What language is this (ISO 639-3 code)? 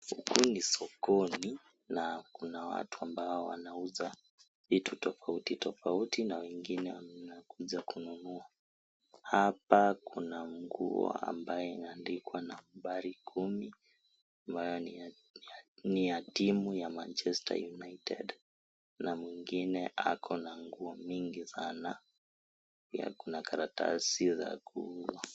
swa